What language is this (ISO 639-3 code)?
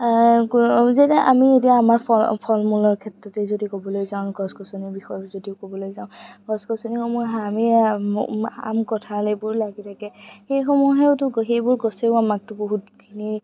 asm